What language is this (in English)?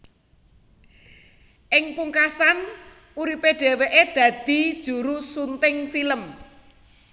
Javanese